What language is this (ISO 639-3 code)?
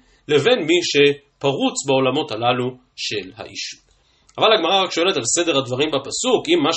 heb